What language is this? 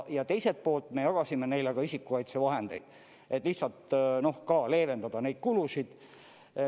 Estonian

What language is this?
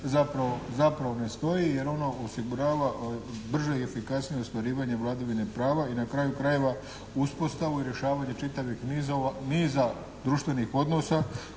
Croatian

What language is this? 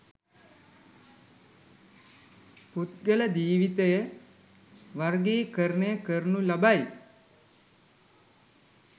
Sinhala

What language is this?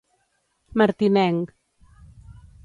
Catalan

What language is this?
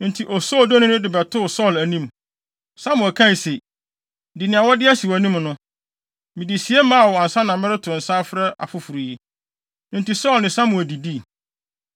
Akan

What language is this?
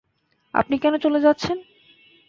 Bangla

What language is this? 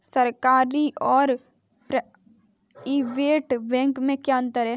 Hindi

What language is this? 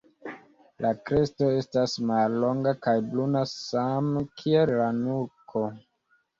Esperanto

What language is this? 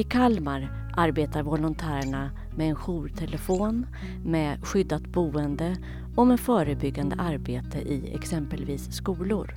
Swedish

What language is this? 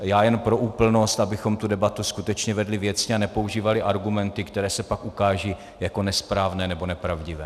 Czech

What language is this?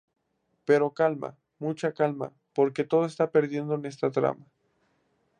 Spanish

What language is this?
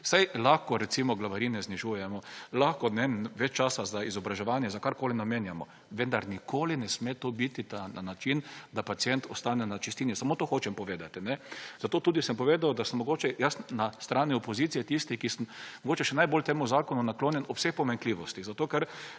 Slovenian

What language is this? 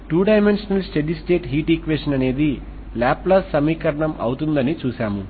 Telugu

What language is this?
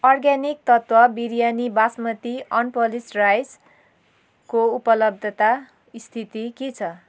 Nepali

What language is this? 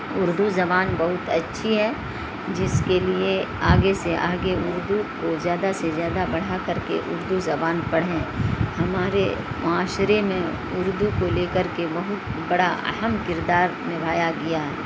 Urdu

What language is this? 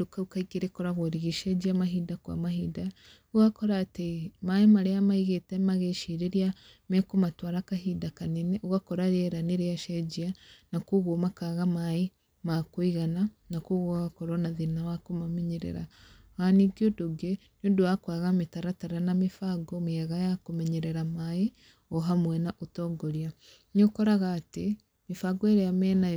Kikuyu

